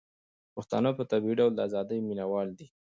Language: Pashto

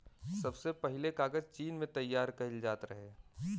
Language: Bhojpuri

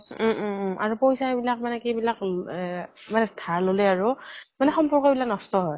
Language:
Assamese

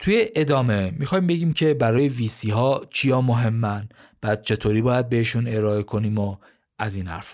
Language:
Persian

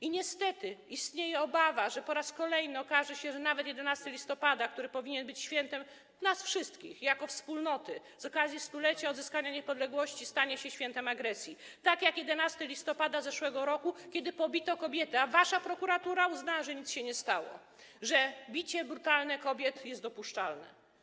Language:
Polish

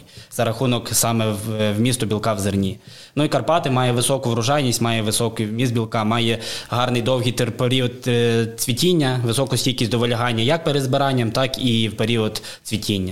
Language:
Ukrainian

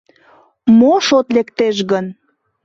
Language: Mari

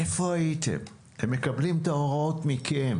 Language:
Hebrew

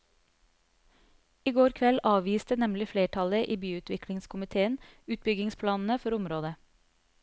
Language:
Norwegian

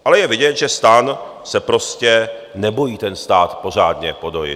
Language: Czech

